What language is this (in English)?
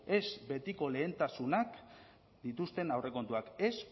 Basque